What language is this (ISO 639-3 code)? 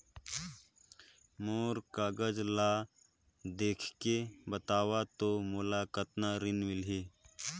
hne